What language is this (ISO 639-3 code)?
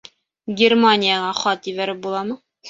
bak